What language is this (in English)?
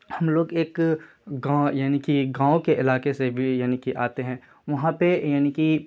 Urdu